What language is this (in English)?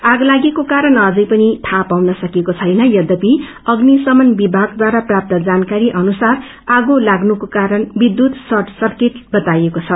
Nepali